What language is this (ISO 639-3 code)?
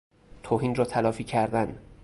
fas